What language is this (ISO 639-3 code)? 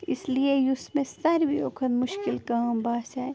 kas